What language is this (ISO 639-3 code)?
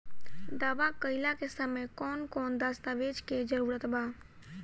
bho